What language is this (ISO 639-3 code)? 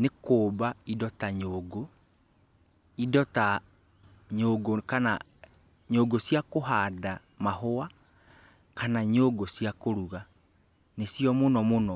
kik